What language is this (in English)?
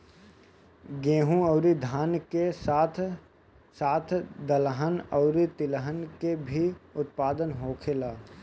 Bhojpuri